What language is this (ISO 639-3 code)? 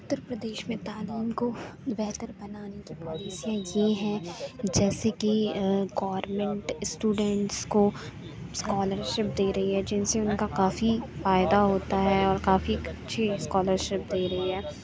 urd